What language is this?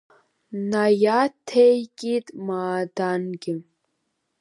Abkhazian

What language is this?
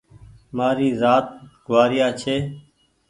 Goaria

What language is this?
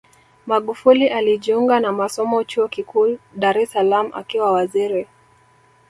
Swahili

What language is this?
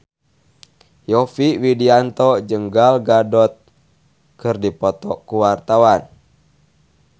Sundanese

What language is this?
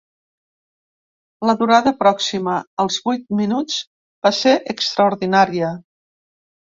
Catalan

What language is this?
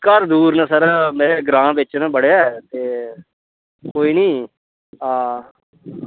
Dogri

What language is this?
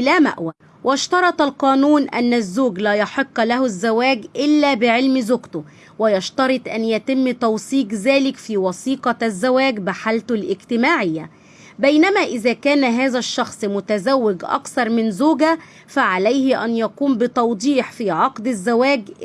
Arabic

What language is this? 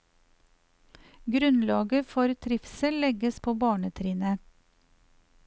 Norwegian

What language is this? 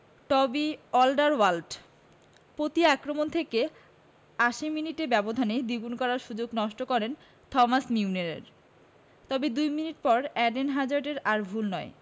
Bangla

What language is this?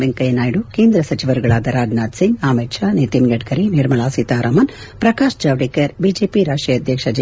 Kannada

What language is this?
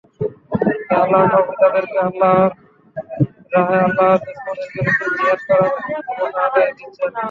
Bangla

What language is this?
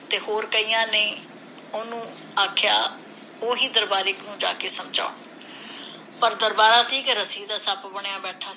Punjabi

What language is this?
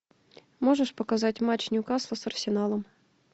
Russian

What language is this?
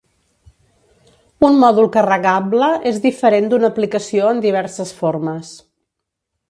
Catalan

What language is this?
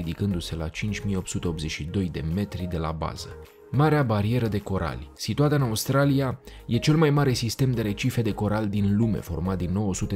Romanian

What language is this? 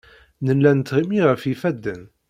Kabyle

